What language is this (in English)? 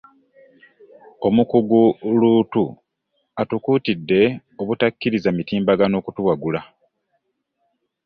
Ganda